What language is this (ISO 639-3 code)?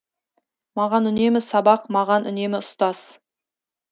kaz